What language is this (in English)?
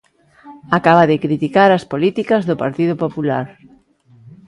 Galician